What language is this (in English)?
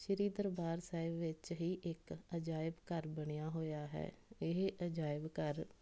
Punjabi